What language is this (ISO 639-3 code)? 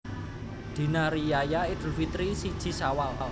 jav